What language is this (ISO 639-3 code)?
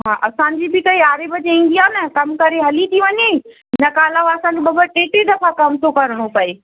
snd